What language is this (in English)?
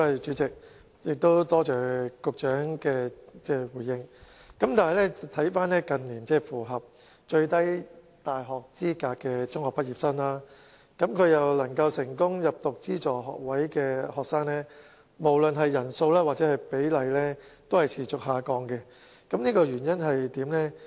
Cantonese